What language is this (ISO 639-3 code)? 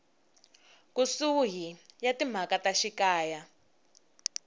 tso